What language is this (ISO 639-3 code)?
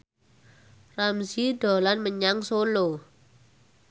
jav